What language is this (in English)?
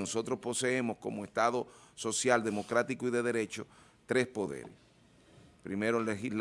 Spanish